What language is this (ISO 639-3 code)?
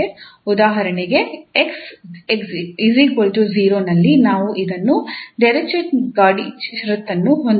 kan